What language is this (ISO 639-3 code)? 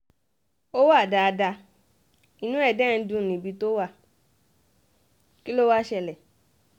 yor